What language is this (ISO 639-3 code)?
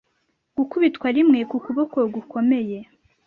kin